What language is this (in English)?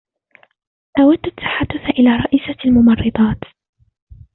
Arabic